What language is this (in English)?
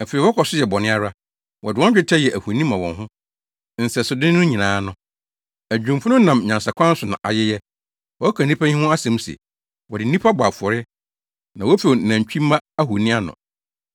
Akan